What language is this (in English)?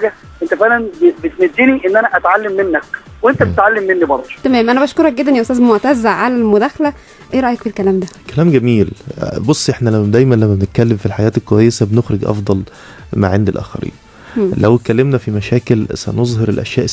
Arabic